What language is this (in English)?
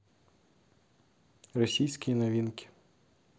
Russian